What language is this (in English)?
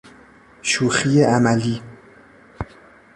Persian